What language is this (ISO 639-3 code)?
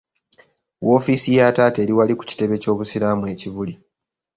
lug